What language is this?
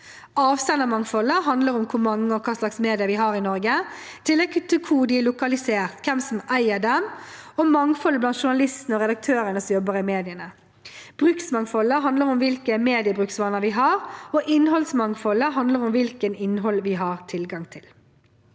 Norwegian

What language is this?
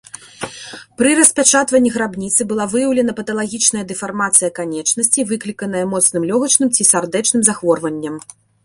Belarusian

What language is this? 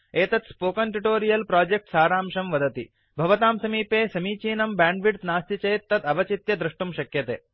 Sanskrit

